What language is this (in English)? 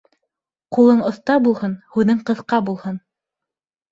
Bashkir